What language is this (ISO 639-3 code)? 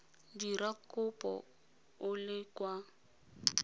tsn